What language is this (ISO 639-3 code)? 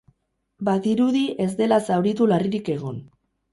eus